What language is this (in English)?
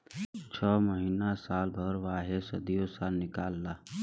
Bhojpuri